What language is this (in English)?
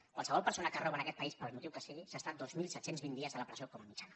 Catalan